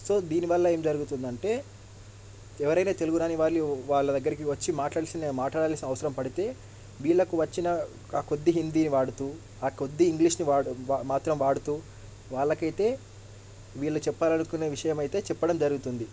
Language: Telugu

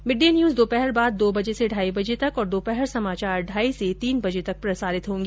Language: Hindi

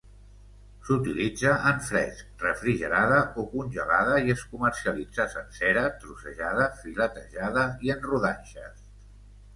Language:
Catalan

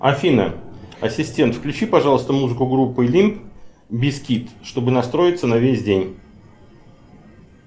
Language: Russian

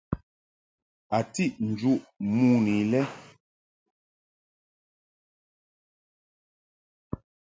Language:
Mungaka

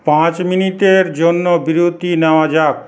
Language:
Bangla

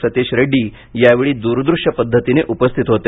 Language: Marathi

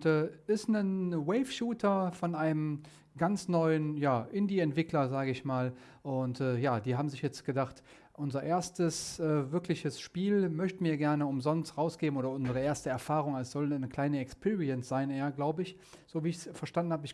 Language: German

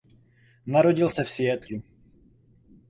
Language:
Czech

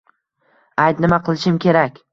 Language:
Uzbek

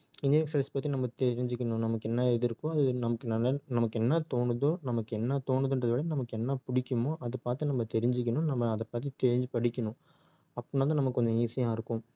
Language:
Tamil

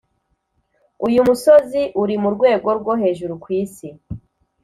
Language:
Kinyarwanda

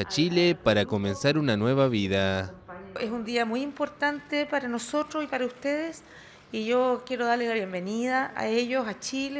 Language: Spanish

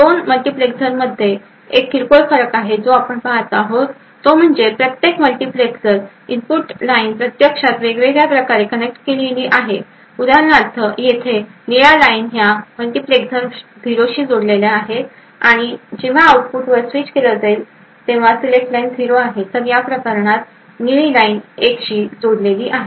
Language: Marathi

